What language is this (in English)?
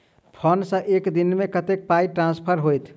Maithili